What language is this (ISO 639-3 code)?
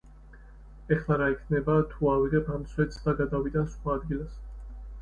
kat